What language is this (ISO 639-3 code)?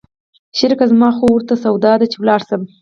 pus